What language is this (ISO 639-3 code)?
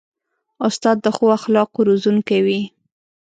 pus